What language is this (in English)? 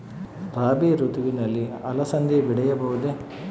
Kannada